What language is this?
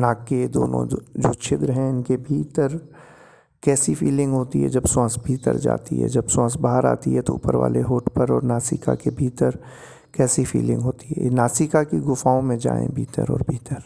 Hindi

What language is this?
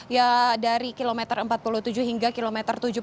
Indonesian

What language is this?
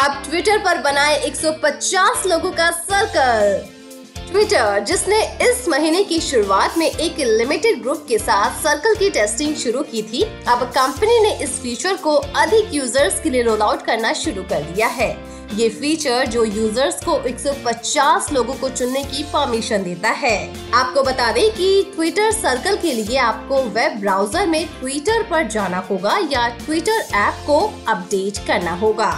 Hindi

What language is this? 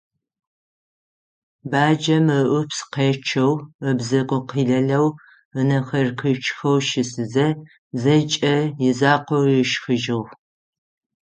Adyghe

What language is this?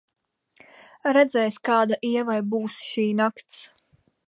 Latvian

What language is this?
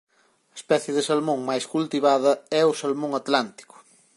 Galician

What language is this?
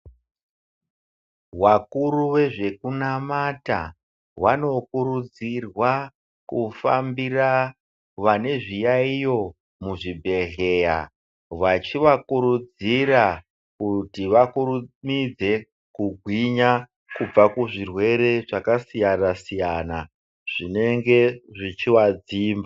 Ndau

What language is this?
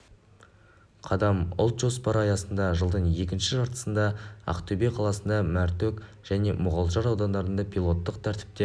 Kazakh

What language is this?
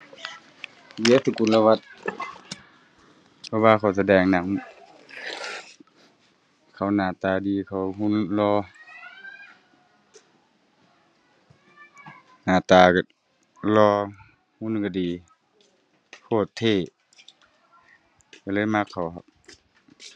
Thai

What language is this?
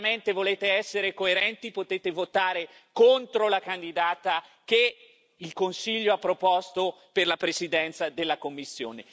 Italian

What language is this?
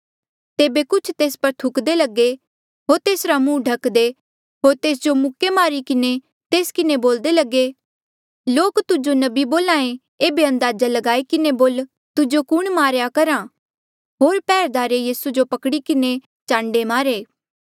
Mandeali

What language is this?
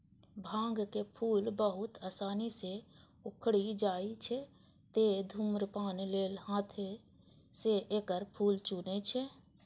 Maithili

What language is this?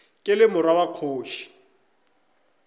Northern Sotho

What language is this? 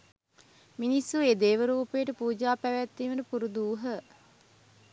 Sinhala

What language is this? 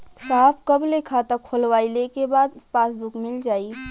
Bhojpuri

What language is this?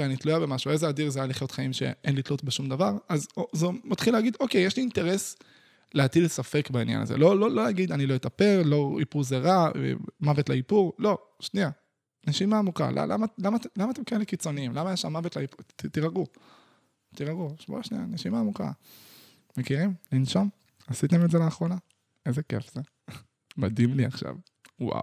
Hebrew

